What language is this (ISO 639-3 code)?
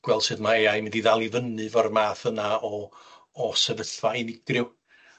cym